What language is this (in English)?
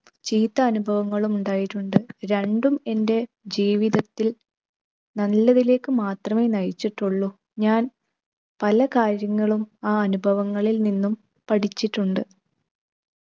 Malayalam